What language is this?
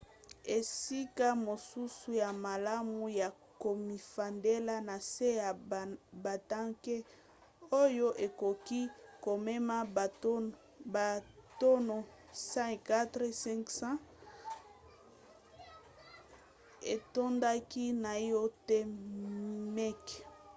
Lingala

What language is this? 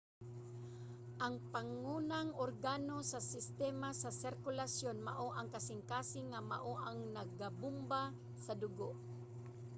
Cebuano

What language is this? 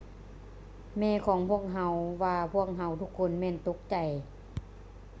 Lao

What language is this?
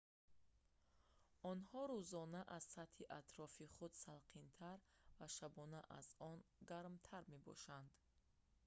Tajik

